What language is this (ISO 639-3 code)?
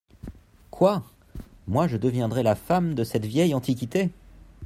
fra